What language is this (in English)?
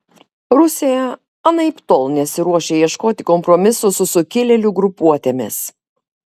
Lithuanian